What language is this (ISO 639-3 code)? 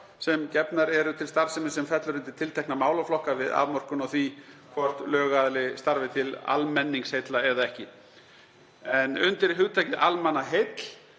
isl